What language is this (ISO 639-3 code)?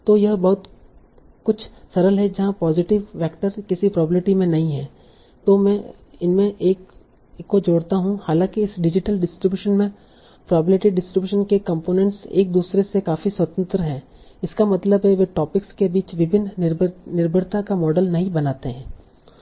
hin